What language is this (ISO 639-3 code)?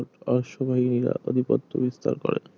ben